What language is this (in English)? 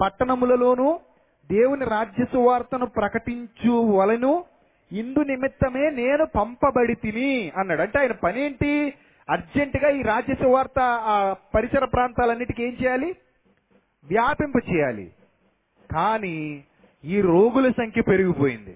Telugu